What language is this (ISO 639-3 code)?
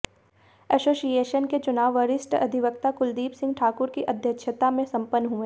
hin